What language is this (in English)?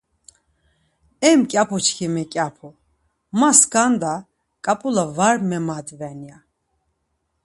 Laz